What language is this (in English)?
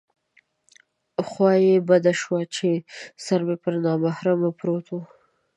Pashto